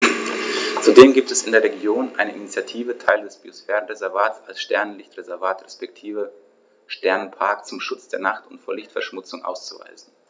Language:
German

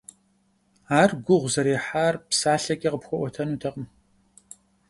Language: Kabardian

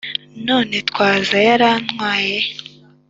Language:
Kinyarwanda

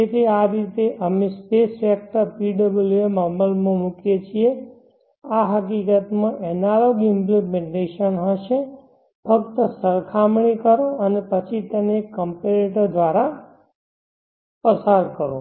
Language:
Gujarati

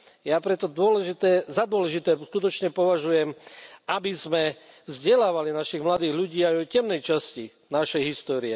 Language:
Slovak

